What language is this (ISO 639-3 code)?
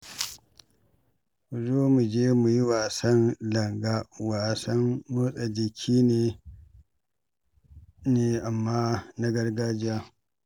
hau